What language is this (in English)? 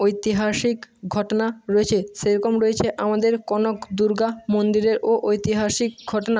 Bangla